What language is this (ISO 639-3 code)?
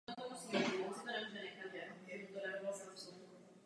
ces